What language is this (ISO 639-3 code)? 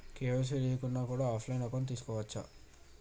tel